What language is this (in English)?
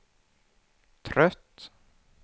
Swedish